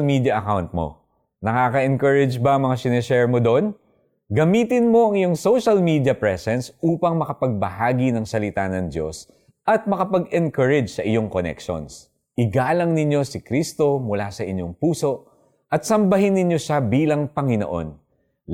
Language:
Filipino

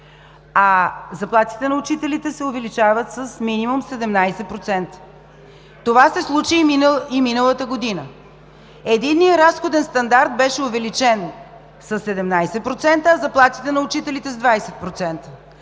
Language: Bulgarian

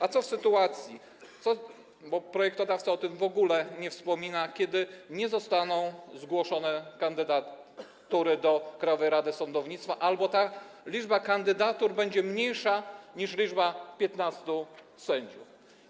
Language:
Polish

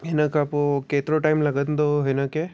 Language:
Sindhi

